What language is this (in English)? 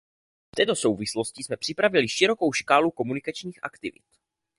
Czech